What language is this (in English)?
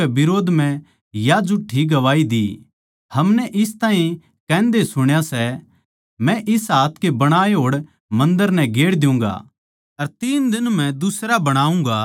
Haryanvi